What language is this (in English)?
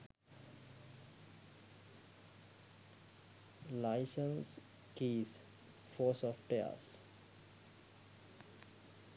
Sinhala